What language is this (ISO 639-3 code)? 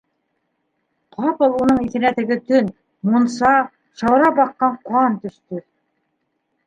bak